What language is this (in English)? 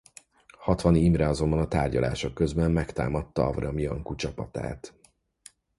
Hungarian